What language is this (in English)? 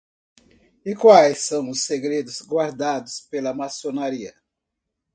Portuguese